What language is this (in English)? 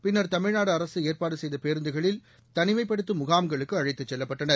Tamil